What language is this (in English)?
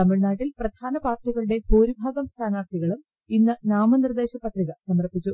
Malayalam